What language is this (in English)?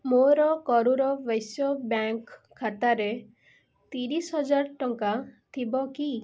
Odia